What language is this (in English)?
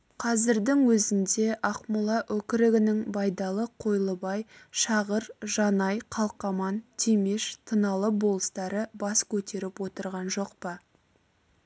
Kazakh